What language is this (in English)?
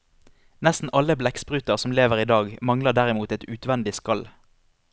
Norwegian